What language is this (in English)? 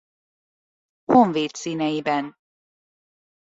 Hungarian